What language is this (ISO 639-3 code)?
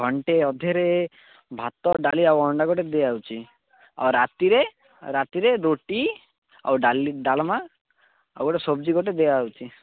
ori